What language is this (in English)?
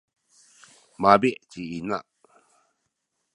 Sakizaya